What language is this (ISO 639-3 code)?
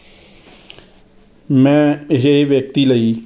pan